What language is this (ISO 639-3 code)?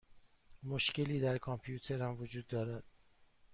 fas